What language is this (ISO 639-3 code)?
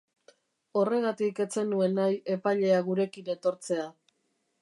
eus